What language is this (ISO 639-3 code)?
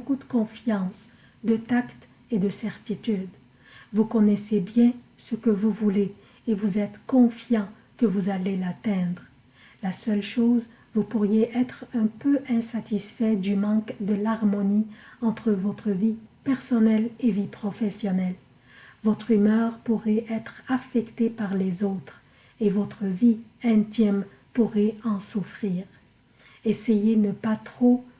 fra